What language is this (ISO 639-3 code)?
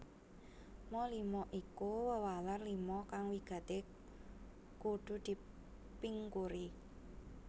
jav